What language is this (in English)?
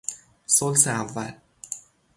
Persian